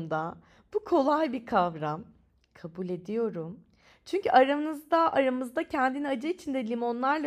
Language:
Turkish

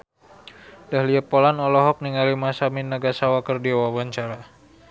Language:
Sundanese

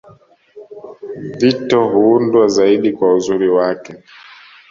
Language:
Swahili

